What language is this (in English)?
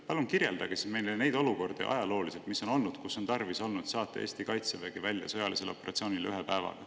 Estonian